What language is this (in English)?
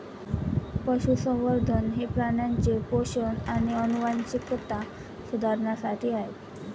Marathi